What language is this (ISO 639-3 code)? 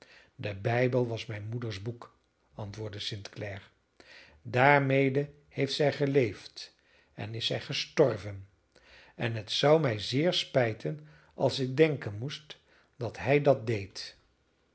nld